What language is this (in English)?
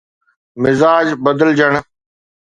Sindhi